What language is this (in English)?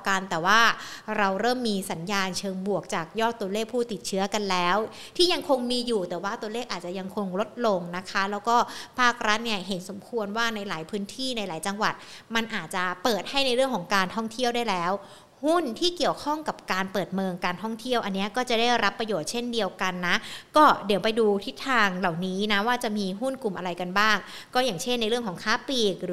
Thai